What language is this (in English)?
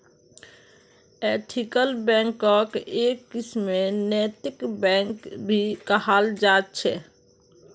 Magahi